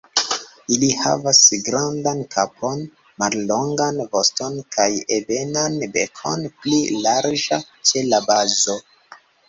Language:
Esperanto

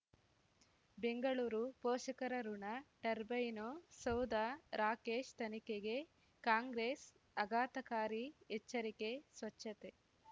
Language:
Kannada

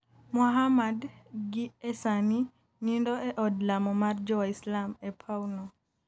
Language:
Luo (Kenya and Tanzania)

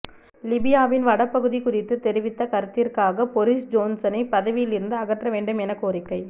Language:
Tamil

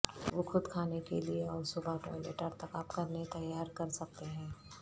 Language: Urdu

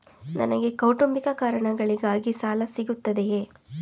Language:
Kannada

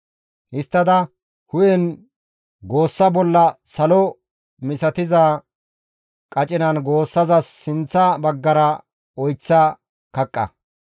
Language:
Gamo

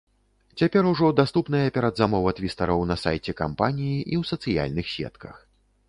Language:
Belarusian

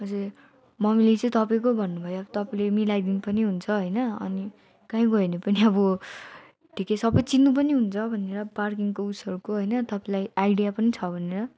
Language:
Nepali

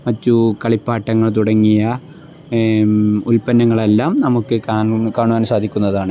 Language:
Malayalam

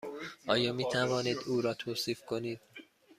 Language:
Persian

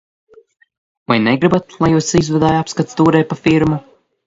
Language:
Latvian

